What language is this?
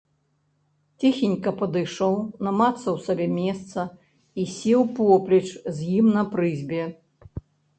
Belarusian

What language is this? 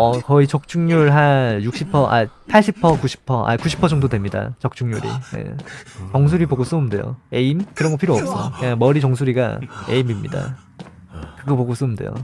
Korean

